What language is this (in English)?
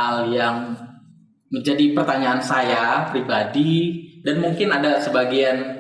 Indonesian